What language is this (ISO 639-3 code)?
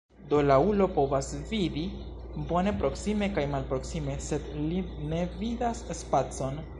epo